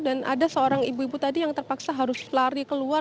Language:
Indonesian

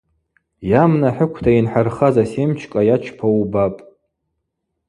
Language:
Abaza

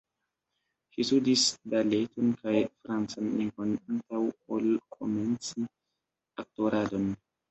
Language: Esperanto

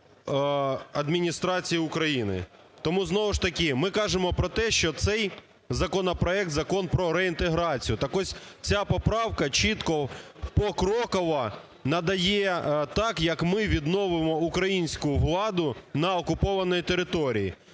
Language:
Ukrainian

